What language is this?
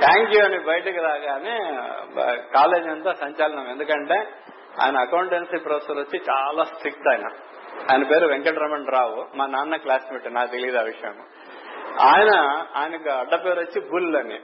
Telugu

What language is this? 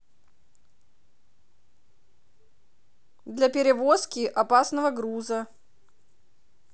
Russian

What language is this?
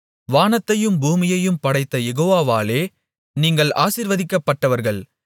Tamil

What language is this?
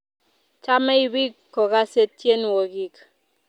Kalenjin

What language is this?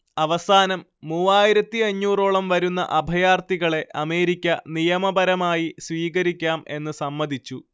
Malayalam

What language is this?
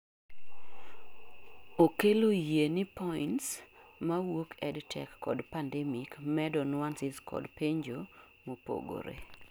Luo (Kenya and Tanzania)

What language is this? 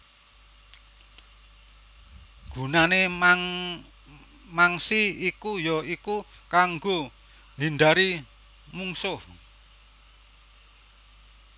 Javanese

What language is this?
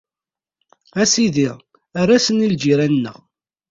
Kabyle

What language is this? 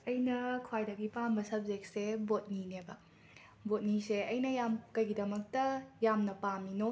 Manipuri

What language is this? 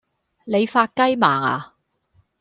Cantonese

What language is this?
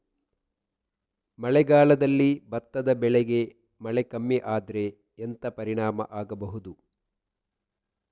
Kannada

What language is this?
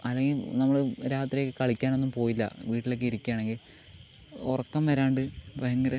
Malayalam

